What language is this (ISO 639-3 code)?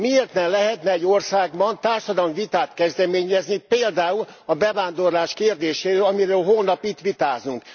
hun